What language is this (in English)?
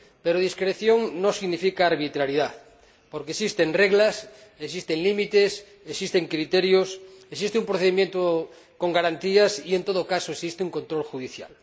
Spanish